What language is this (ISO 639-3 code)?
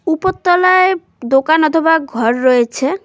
ben